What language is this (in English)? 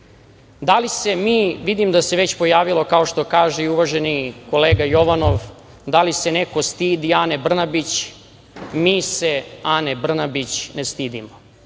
Serbian